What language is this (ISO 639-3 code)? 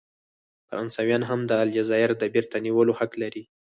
pus